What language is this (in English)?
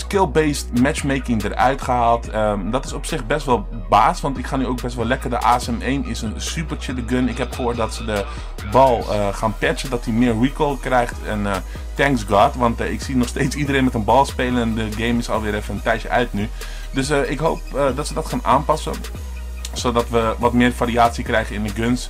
Dutch